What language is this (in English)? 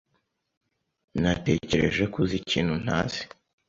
Kinyarwanda